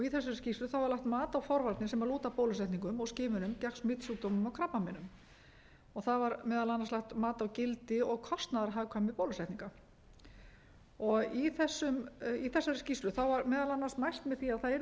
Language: Icelandic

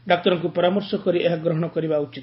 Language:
Odia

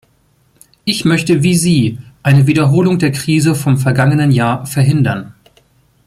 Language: German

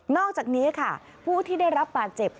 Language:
Thai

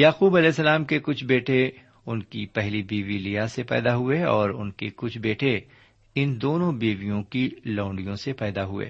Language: Urdu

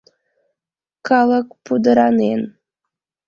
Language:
Mari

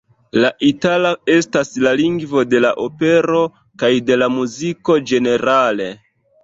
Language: Esperanto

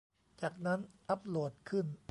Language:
Thai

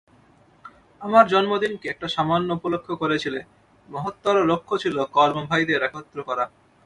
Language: Bangla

